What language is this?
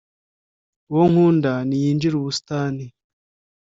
Kinyarwanda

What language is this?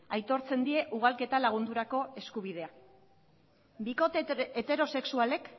Basque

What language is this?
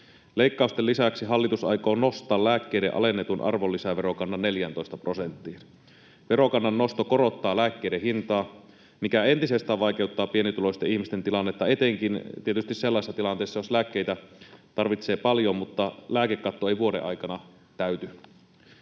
Finnish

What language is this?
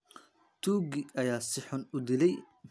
Somali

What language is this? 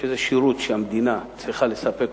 Hebrew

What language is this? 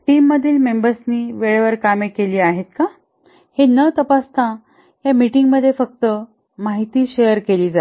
Marathi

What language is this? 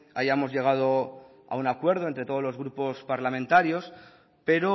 Spanish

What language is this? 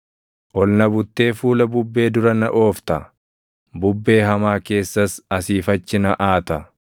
Oromo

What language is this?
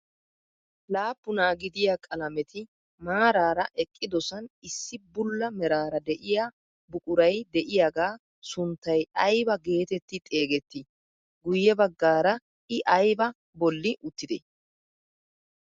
Wolaytta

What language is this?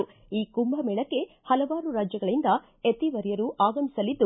Kannada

